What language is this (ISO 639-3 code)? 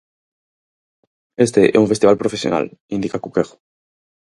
glg